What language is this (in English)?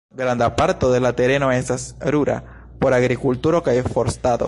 Esperanto